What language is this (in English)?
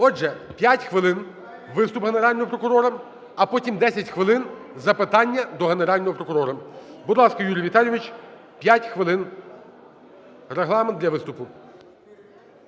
Ukrainian